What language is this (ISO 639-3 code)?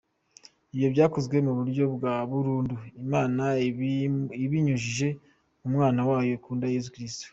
kin